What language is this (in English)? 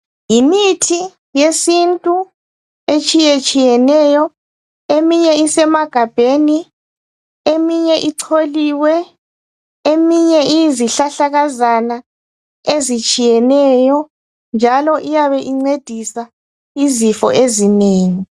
North Ndebele